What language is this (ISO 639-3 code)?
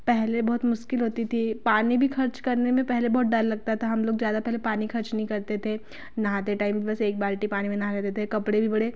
hin